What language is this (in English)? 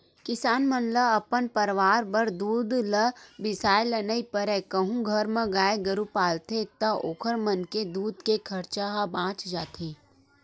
Chhattisgarhi